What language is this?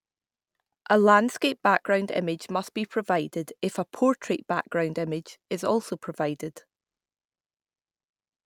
English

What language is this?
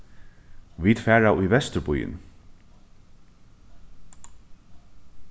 Faroese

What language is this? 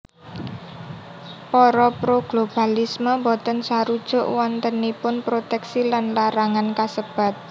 Javanese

